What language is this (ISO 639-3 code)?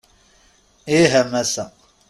kab